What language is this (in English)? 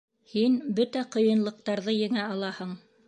Bashkir